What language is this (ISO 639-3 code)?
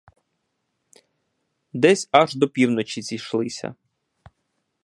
ukr